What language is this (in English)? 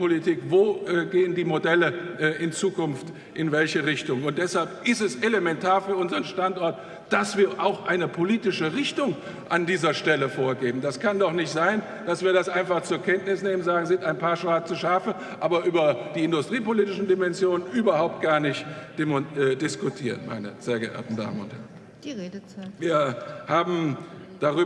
German